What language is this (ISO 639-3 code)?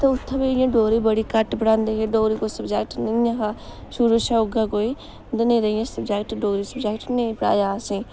doi